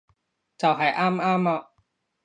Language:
Cantonese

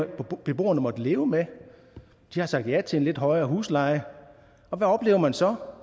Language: Danish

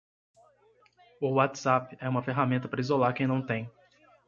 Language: Portuguese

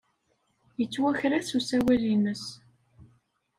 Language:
Kabyle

